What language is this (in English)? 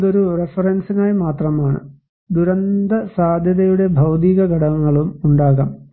Malayalam